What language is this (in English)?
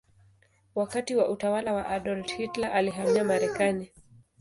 Swahili